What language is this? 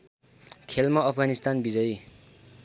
Nepali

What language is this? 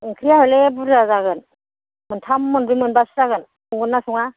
Bodo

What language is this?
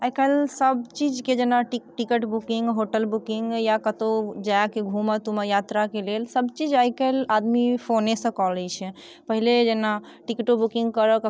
Maithili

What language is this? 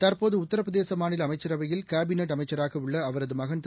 Tamil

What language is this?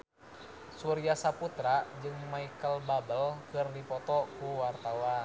Sundanese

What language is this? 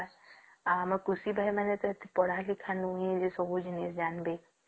Odia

